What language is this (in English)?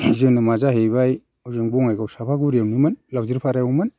Bodo